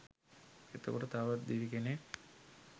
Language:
Sinhala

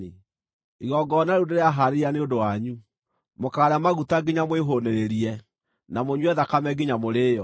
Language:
Kikuyu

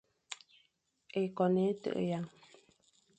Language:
Fang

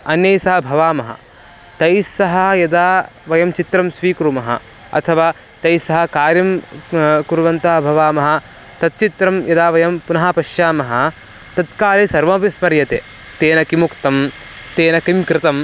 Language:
Sanskrit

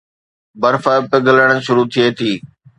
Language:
Sindhi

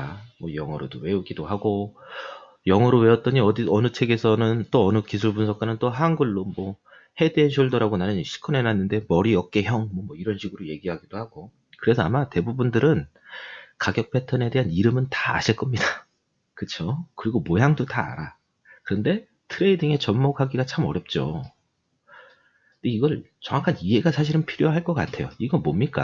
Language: Korean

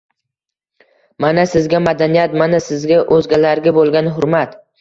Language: Uzbek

